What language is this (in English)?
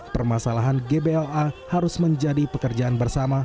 Indonesian